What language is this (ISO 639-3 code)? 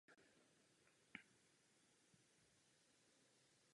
ces